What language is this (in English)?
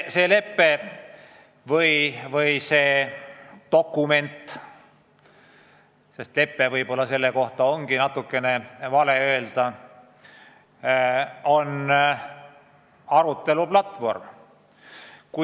Estonian